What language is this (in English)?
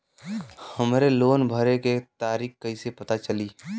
Bhojpuri